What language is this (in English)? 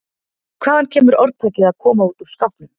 Icelandic